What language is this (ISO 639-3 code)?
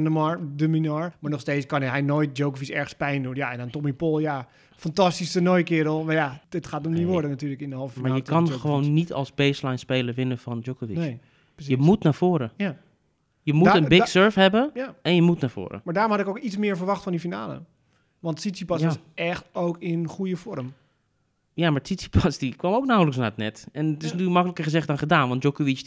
nld